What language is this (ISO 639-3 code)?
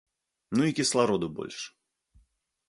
bel